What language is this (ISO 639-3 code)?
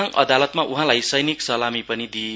nep